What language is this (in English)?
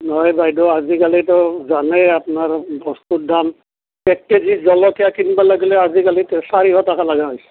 Assamese